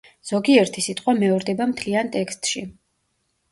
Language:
Georgian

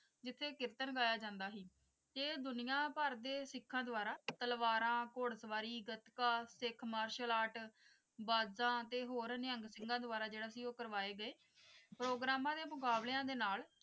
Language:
Punjabi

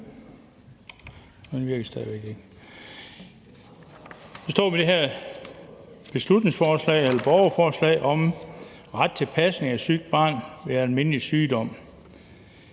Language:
Danish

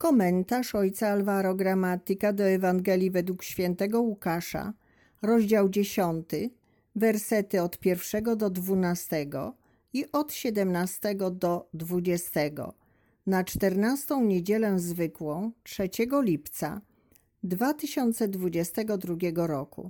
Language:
Polish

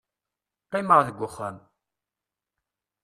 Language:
Kabyle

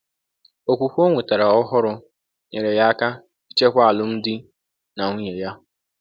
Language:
Igbo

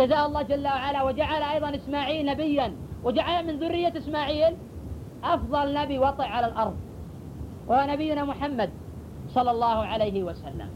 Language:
Arabic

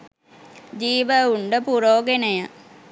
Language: Sinhala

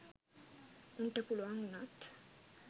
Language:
Sinhala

